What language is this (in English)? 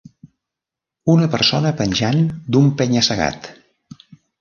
Catalan